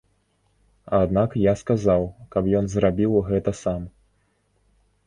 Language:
Belarusian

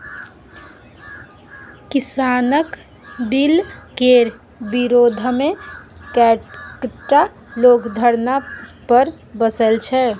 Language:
Maithili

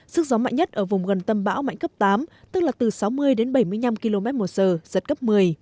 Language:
Vietnamese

